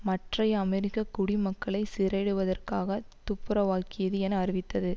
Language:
Tamil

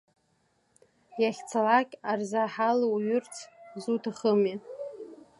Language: Abkhazian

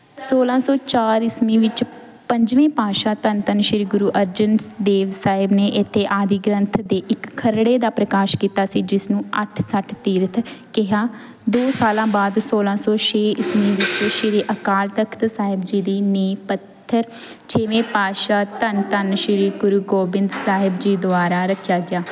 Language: Punjabi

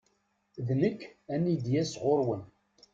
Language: Kabyle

